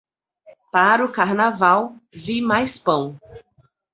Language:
Portuguese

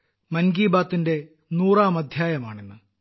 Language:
Malayalam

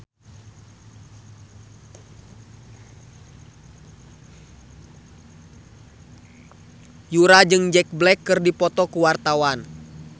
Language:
Sundanese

